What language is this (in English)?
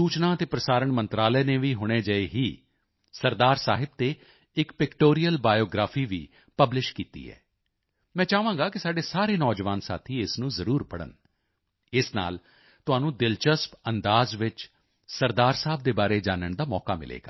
Punjabi